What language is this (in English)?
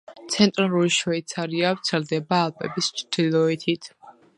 Georgian